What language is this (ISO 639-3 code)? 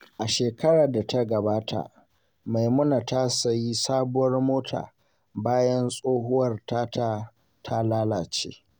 hau